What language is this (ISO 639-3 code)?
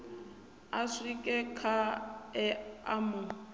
ven